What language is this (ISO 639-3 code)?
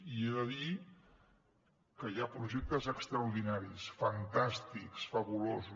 cat